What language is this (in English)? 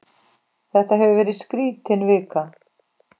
Icelandic